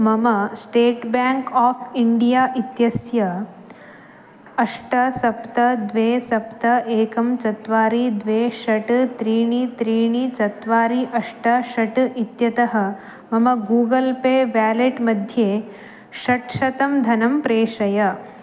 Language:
Sanskrit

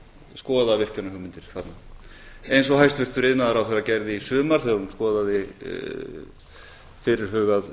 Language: Icelandic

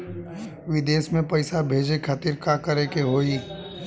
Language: Bhojpuri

